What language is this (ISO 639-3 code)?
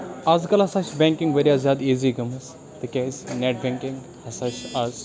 kas